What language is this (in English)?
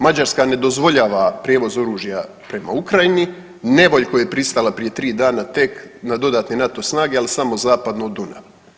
Croatian